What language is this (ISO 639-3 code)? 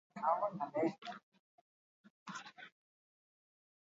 eus